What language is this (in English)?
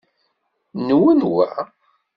Kabyle